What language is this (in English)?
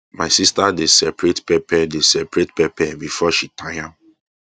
Nigerian Pidgin